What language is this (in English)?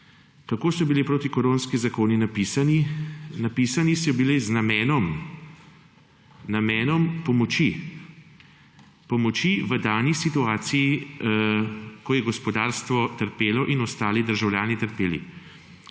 Slovenian